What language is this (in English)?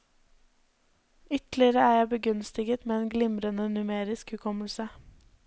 Norwegian